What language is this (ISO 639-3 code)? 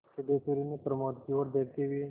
hin